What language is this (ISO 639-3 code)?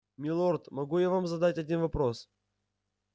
rus